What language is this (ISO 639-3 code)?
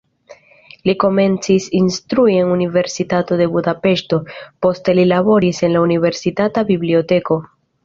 epo